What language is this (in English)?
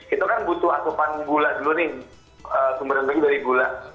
Indonesian